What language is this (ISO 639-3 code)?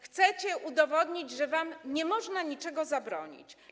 pol